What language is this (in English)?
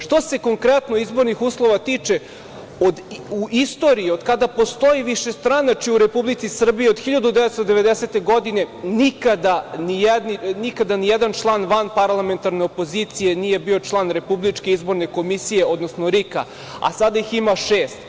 Serbian